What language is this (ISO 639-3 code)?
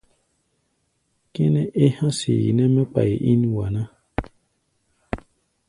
gba